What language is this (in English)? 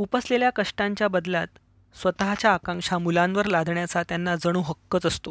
Hindi